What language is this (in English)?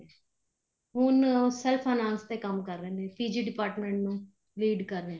Punjabi